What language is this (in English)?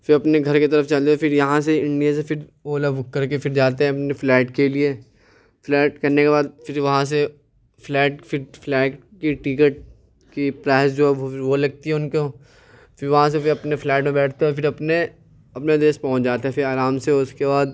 Urdu